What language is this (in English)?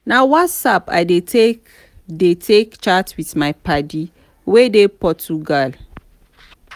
Nigerian Pidgin